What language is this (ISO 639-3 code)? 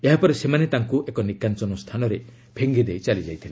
ori